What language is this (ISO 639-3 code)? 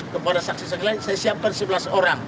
ind